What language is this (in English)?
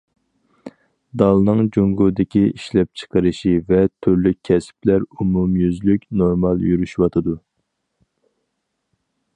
Uyghur